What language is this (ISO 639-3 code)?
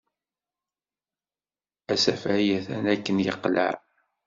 kab